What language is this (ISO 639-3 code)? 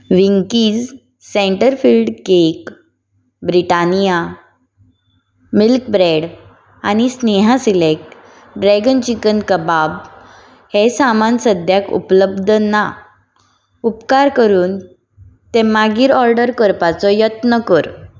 kok